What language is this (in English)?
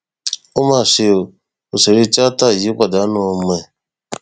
Yoruba